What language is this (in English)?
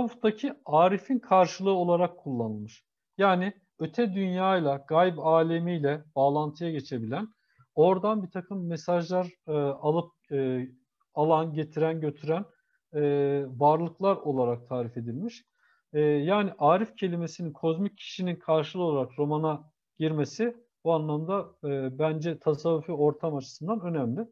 Turkish